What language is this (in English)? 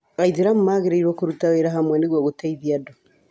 Kikuyu